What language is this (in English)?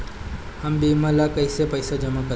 Bhojpuri